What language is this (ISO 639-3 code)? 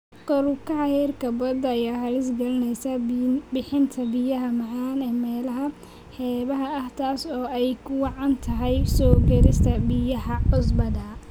som